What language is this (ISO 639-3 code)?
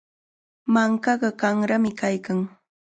qvl